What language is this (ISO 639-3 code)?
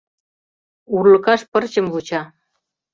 chm